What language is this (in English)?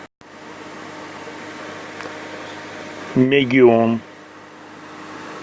Russian